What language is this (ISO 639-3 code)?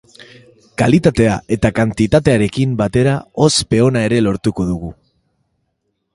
eus